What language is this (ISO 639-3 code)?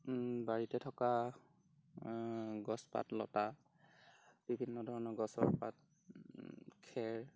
asm